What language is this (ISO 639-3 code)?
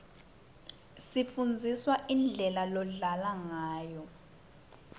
ssw